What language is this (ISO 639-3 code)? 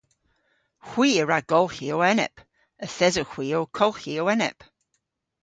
cor